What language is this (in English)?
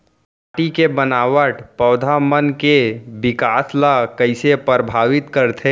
Chhattisgarhi